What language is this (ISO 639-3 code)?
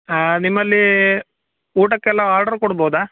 kan